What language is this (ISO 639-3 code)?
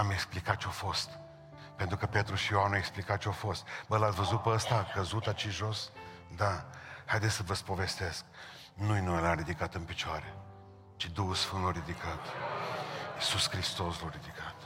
ron